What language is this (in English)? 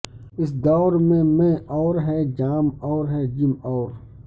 Urdu